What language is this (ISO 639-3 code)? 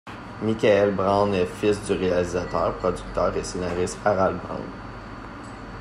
fra